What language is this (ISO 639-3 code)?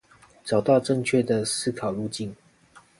zho